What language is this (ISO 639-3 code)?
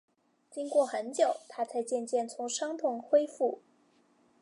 zho